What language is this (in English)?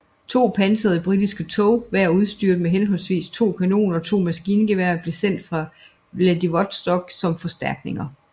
Danish